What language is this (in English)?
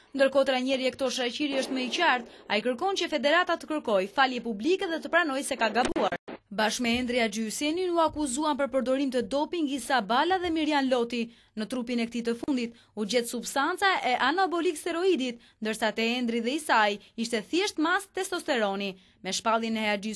Romanian